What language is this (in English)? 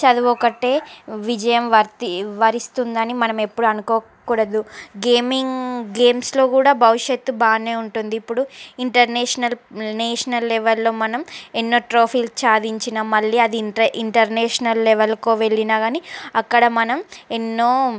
Telugu